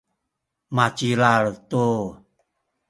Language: Sakizaya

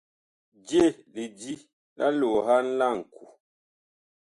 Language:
Bakoko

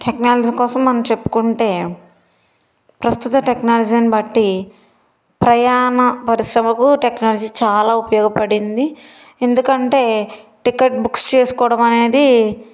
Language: Telugu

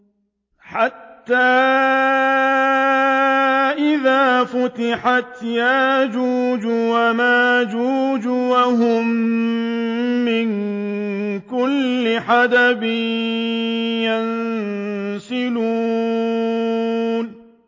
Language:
Arabic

